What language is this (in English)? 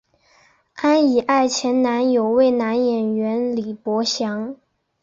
Chinese